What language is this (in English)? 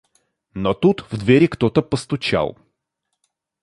Russian